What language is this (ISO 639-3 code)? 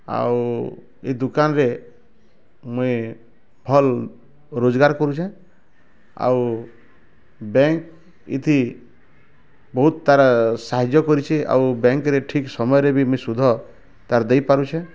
ori